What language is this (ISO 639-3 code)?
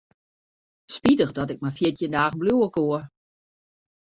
fry